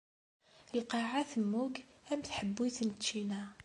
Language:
Kabyle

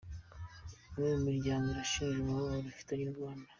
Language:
Kinyarwanda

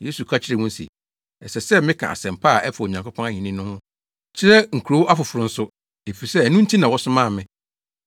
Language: Akan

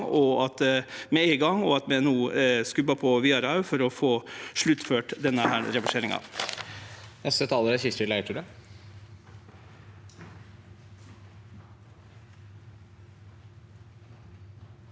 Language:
Norwegian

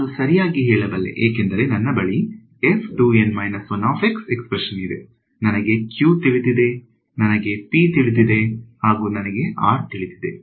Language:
Kannada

